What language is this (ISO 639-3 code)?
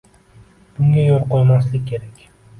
uzb